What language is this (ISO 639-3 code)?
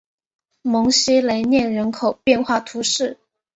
zho